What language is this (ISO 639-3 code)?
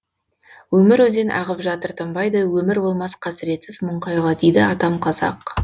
kaz